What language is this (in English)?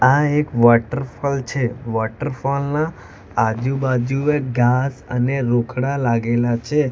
Gujarati